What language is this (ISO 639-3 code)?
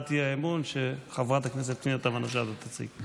heb